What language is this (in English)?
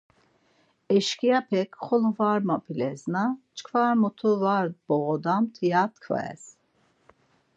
Laz